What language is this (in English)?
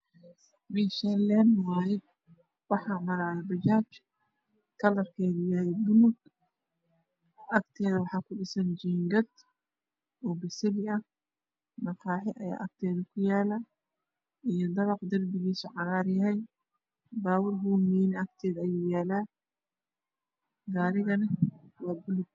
Somali